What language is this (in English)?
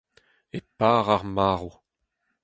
Breton